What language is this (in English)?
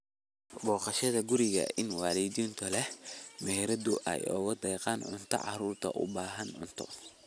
Somali